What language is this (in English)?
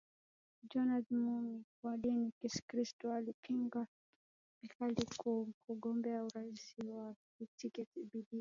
Swahili